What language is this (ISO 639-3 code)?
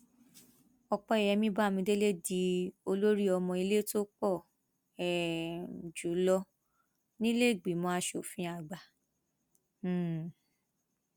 yor